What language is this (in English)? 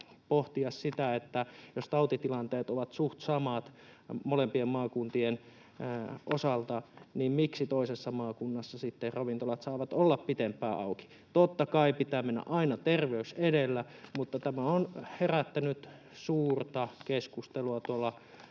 Finnish